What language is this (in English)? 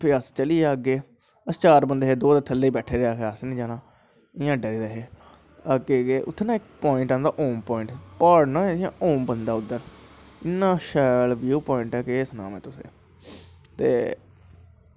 Dogri